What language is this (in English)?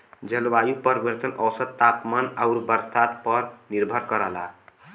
Bhojpuri